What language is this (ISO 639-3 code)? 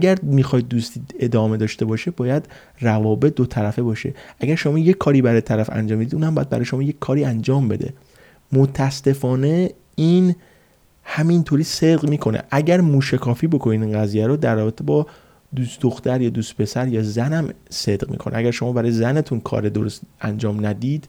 fas